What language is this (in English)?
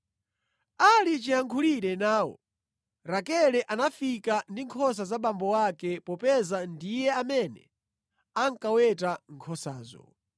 Nyanja